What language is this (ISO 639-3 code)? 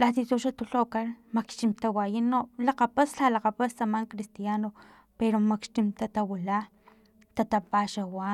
tlp